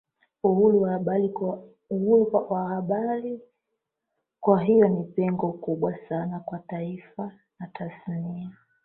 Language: Swahili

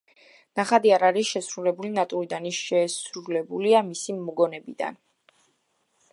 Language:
Georgian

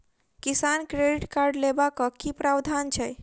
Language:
Maithili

